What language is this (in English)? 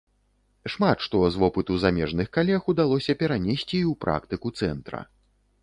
Belarusian